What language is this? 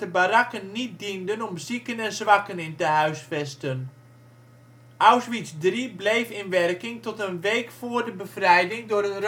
Dutch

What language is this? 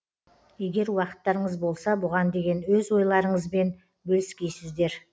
Kazakh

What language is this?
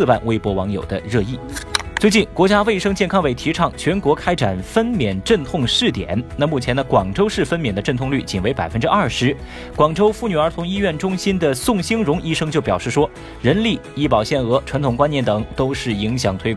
Chinese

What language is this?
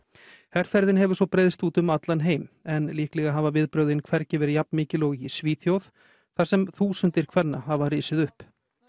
Icelandic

